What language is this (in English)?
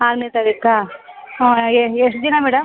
Kannada